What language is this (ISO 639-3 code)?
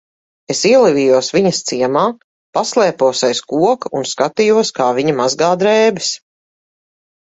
lav